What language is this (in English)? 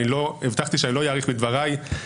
Hebrew